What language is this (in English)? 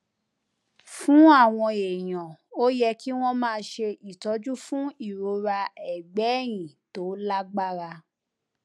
Yoruba